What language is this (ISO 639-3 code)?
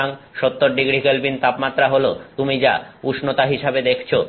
ben